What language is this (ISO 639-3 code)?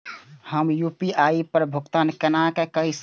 mai